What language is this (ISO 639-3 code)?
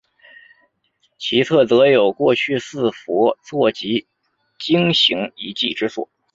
zho